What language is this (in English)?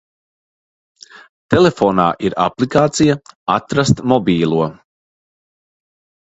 Latvian